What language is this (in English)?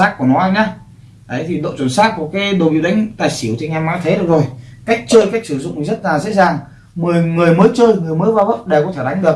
Vietnamese